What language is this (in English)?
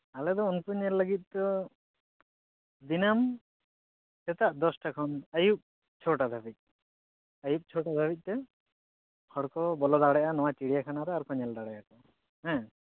Santali